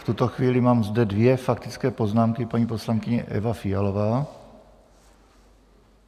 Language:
Czech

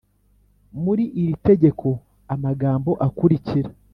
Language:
Kinyarwanda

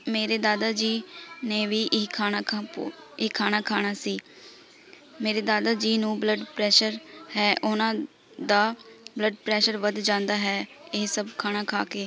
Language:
Punjabi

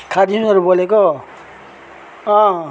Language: Nepali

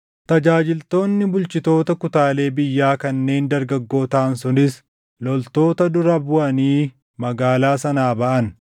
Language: Oromo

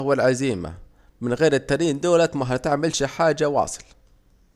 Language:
Saidi Arabic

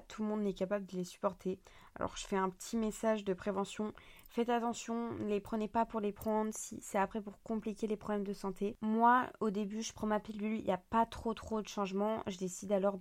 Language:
French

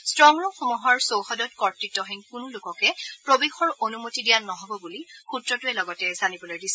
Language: Assamese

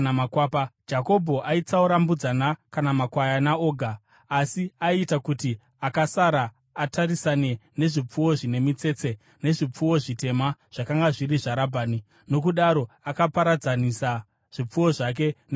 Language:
Shona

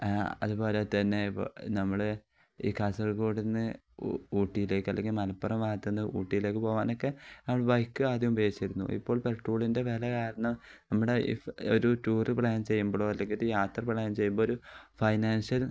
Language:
Malayalam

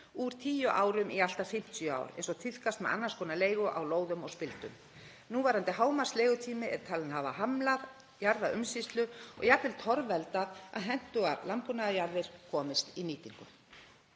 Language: Icelandic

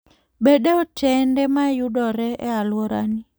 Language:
Luo (Kenya and Tanzania)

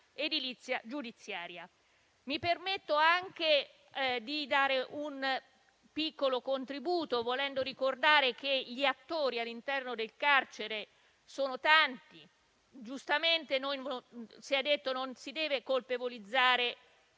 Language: Italian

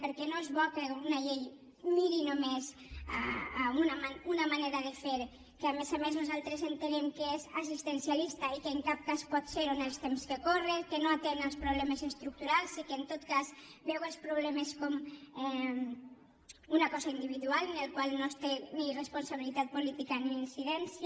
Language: Catalan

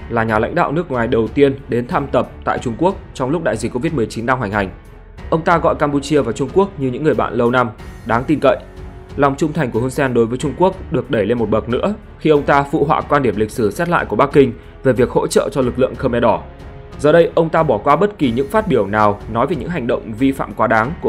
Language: Vietnamese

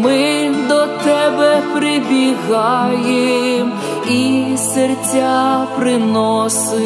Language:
Russian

